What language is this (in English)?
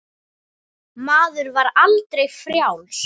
Icelandic